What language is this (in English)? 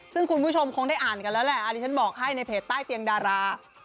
Thai